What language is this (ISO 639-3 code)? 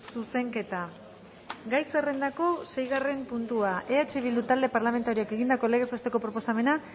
eus